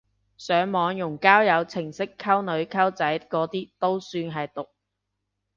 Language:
Cantonese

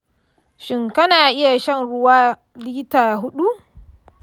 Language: Hausa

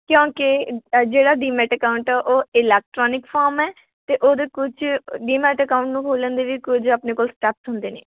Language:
Punjabi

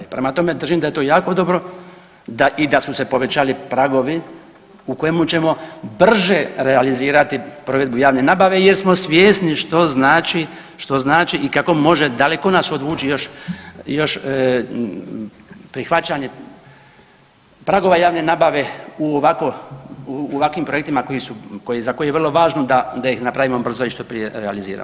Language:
Croatian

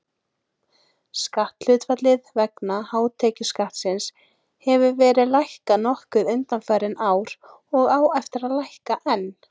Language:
Icelandic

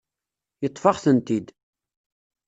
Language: Kabyle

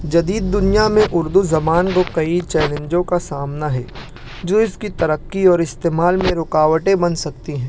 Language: Urdu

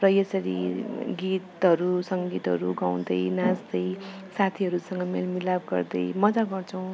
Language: Nepali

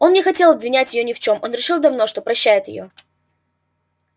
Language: Russian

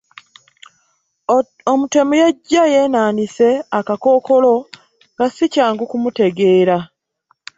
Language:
Ganda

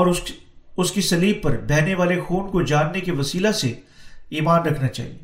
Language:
Urdu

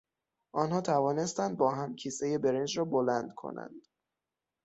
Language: Persian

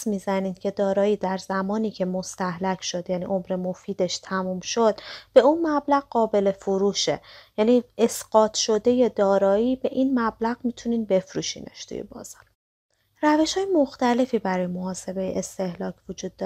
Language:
Persian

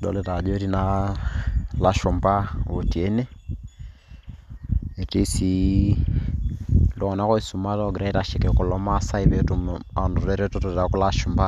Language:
Masai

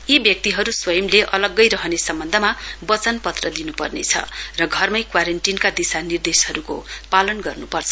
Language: Nepali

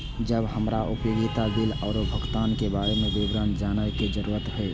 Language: Maithili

